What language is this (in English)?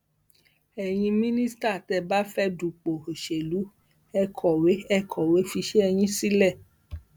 Yoruba